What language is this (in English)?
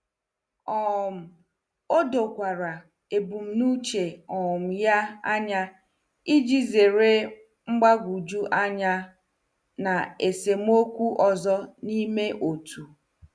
Igbo